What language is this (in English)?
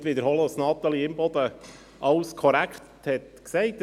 Swiss German